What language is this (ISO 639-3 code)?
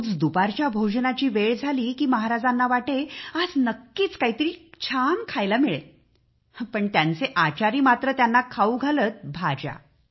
mar